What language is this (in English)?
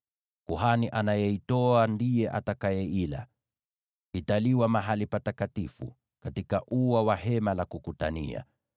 Swahili